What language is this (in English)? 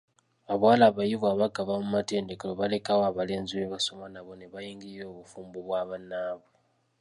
Ganda